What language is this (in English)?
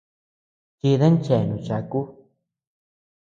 Tepeuxila Cuicatec